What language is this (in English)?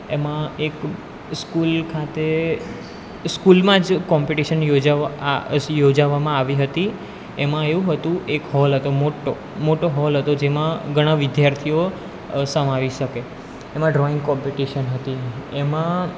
Gujarati